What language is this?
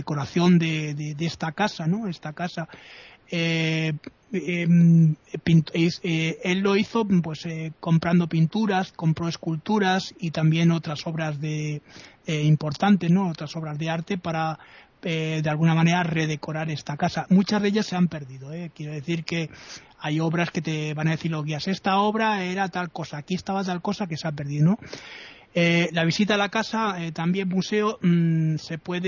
Spanish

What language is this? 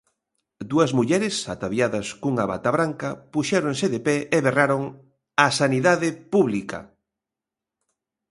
Galician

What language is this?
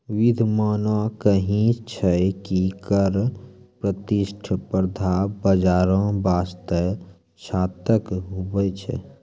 Maithili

